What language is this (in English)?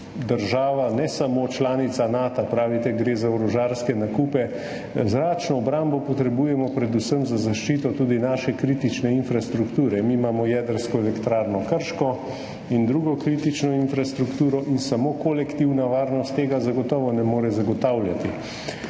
Slovenian